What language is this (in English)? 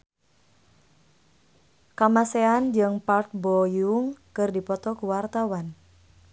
Sundanese